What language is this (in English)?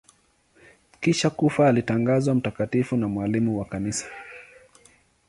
Swahili